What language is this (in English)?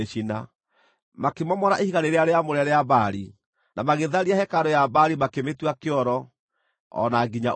Kikuyu